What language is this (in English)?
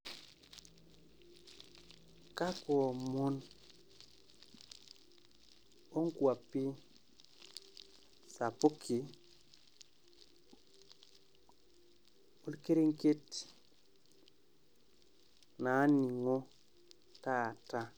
Masai